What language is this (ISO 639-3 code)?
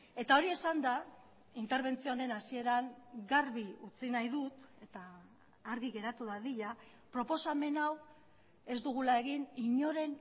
eus